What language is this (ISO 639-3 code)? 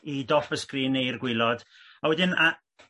cym